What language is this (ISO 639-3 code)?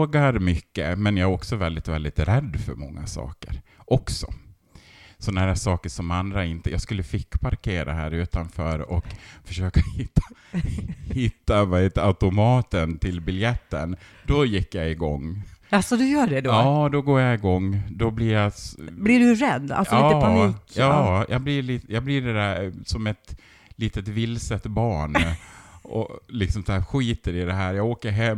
swe